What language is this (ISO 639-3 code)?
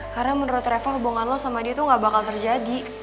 ind